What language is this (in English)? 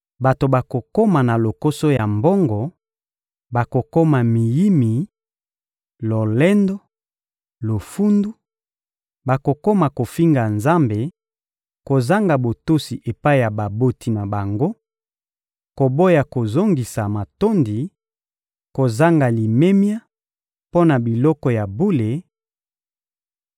Lingala